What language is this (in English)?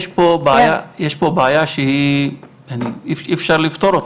Hebrew